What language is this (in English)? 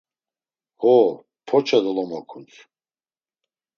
Laz